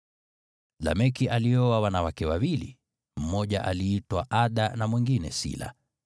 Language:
Swahili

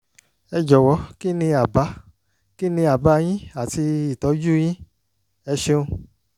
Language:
Yoruba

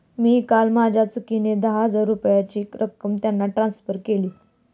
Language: Marathi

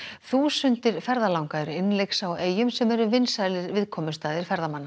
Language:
Icelandic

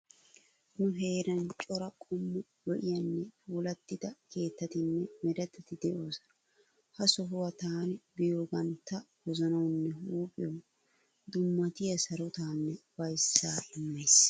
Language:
Wolaytta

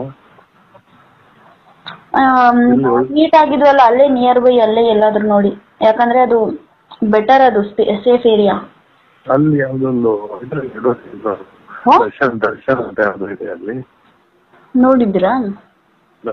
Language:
Romanian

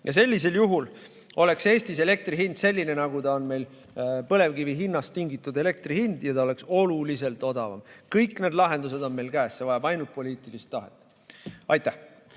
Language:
Estonian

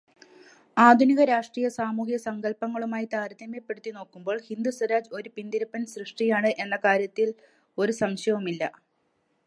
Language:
Malayalam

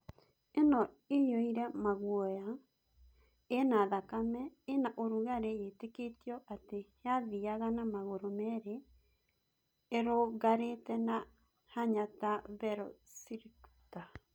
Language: Kikuyu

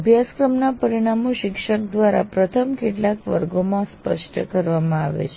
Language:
Gujarati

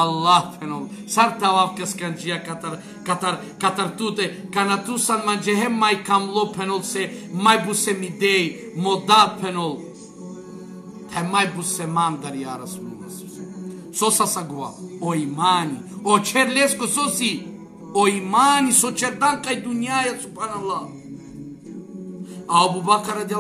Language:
Romanian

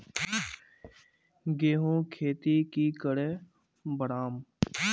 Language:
Magahi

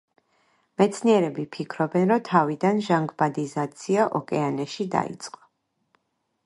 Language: Georgian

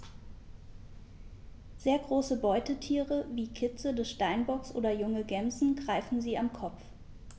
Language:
German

